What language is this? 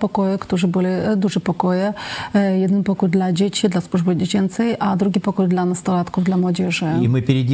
Polish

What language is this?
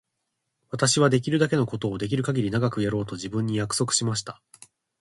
Japanese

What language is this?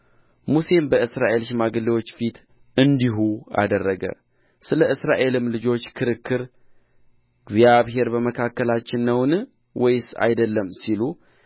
Amharic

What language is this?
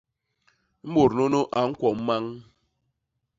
Basaa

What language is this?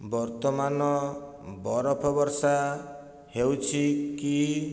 Odia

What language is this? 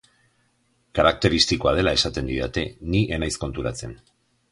Basque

